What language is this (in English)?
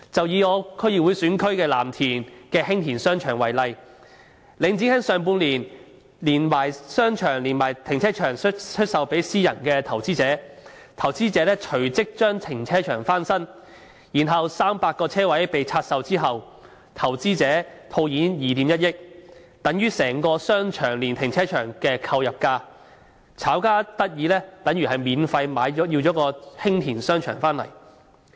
Cantonese